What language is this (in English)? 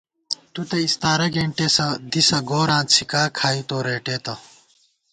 Gawar-Bati